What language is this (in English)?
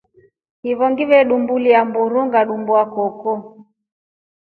Rombo